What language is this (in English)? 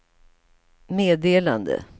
Swedish